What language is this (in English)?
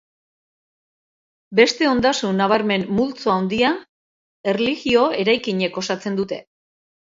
Basque